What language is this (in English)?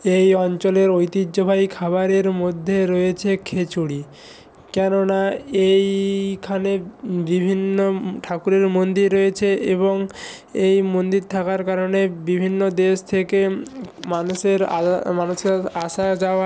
Bangla